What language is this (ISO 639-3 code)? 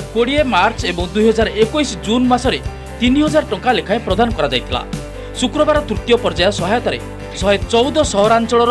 hin